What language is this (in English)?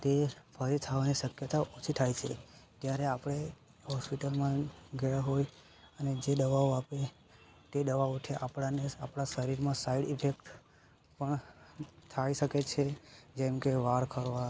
Gujarati